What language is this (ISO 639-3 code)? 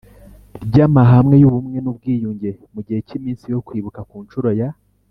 kin